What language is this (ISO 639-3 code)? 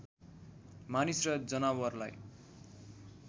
nep